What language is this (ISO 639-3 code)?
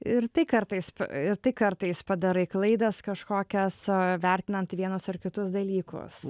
lit